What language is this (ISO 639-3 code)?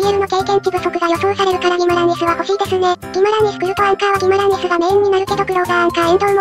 jpn